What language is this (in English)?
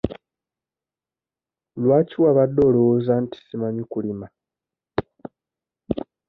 Ganda